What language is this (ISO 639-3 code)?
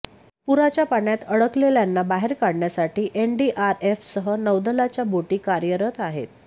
mar